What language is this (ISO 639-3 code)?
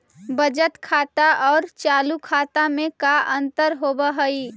mag